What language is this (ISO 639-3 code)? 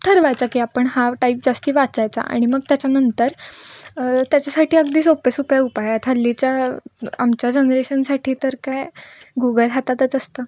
mar